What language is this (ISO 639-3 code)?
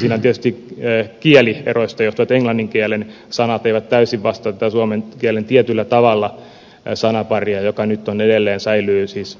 fin